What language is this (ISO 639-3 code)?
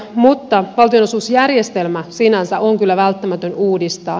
fin